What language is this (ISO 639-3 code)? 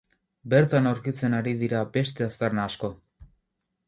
eus